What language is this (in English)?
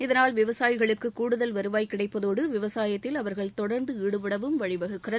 Tamil